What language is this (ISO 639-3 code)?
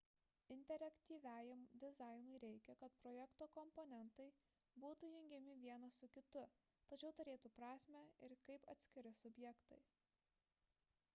lit